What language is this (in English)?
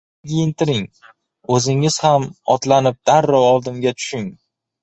Uzbek